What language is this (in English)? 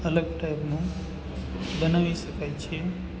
Gujarati